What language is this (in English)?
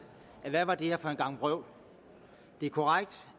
Danish